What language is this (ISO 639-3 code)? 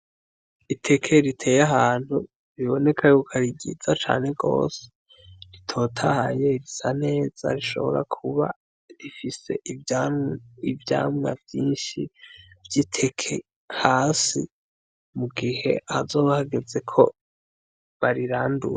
run